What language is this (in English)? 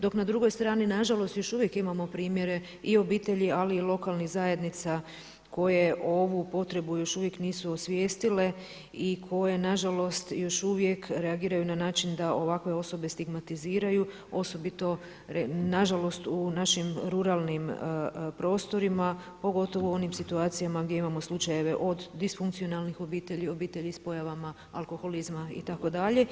Croatian